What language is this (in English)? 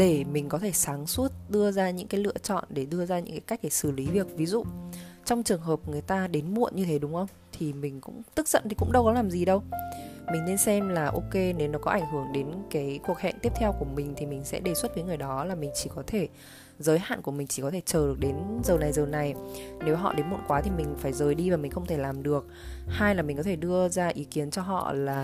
Vietnamese